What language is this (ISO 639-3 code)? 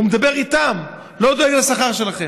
heb